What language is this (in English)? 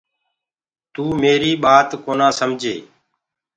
Gurgula